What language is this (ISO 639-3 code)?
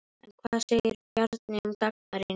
isl